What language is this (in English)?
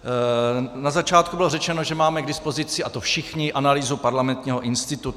Czech